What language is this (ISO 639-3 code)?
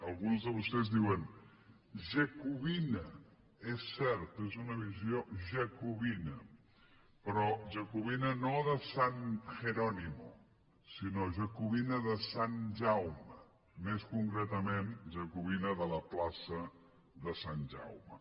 cat